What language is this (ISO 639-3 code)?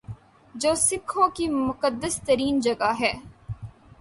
urd